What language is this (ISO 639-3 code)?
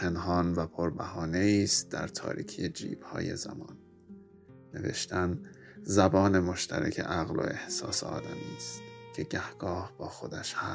fas